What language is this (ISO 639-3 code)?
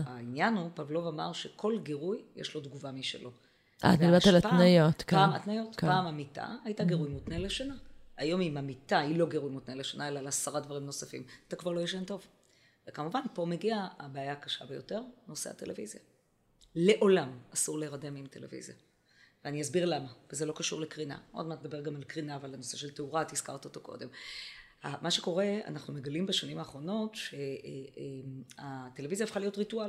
heb